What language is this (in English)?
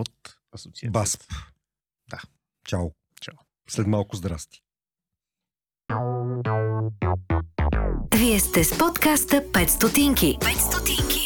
Bulgarian